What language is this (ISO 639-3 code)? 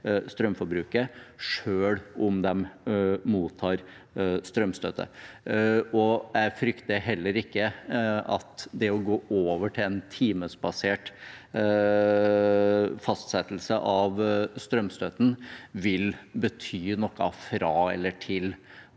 nor